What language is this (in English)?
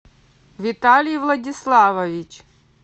Russian